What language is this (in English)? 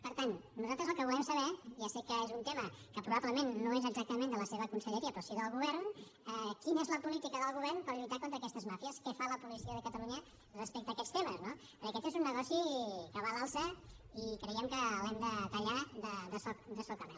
Catalan